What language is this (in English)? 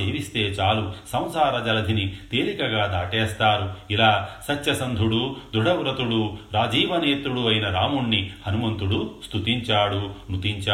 Telugu